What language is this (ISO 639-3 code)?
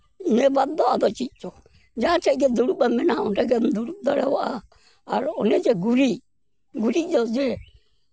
sat